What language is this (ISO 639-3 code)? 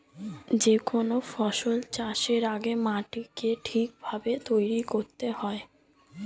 ben